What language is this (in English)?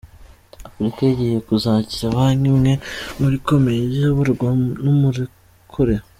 Kinyarwanda